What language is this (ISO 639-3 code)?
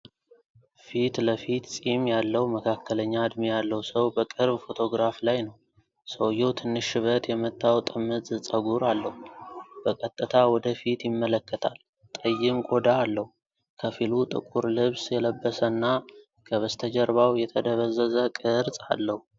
amh